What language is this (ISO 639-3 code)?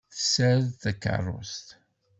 kab